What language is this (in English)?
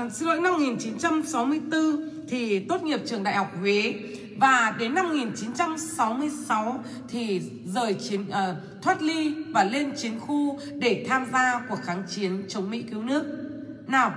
Vietnamese